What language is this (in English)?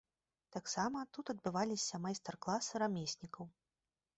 Belarusian